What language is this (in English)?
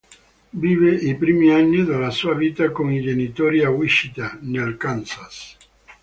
Italian